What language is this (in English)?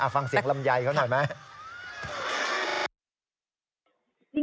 Thai